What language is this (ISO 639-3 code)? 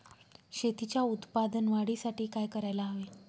mar